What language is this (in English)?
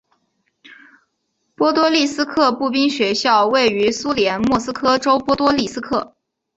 Chinese